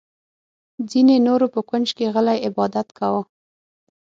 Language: Pashto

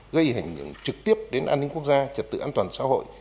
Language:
Vietnamese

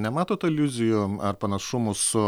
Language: Lithuanian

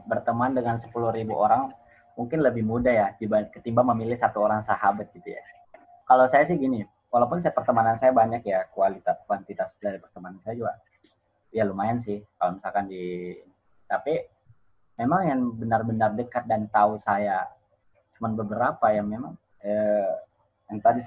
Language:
Indonesian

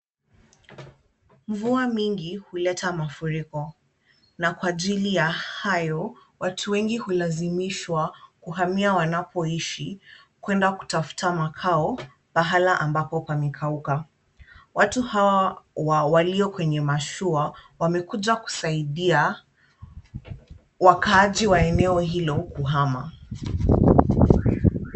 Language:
Swahili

